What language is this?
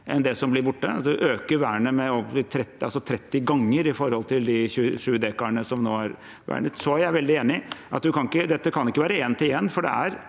Norwegian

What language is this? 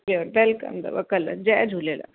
Sindhi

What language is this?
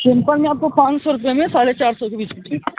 Hindi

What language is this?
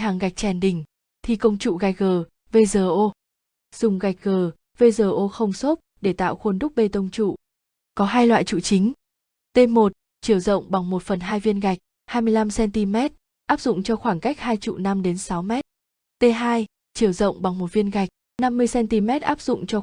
Vietnamese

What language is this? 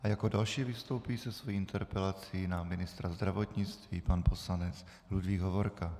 Czech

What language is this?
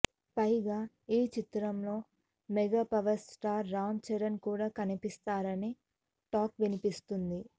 Telugu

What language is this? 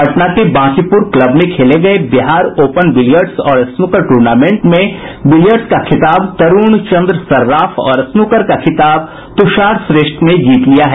Hindi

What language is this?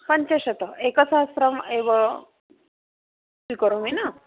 Sanskrit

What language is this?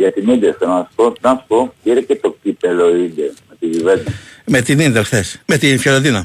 Greek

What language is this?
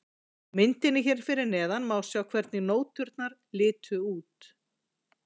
Icelandic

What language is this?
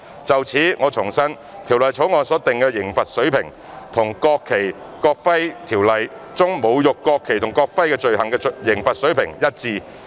Cantonese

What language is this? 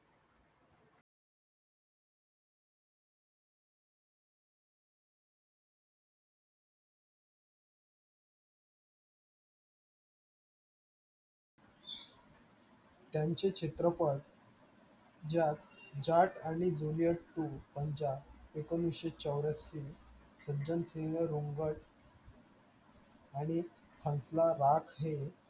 Marathi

